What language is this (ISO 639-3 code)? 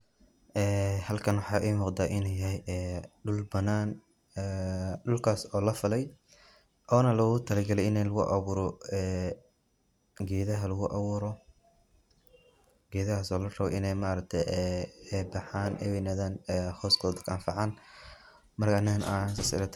som